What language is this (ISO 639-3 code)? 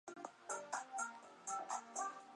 zho